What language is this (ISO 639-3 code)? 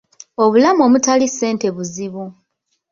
lug